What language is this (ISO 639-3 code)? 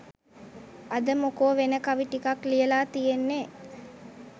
sin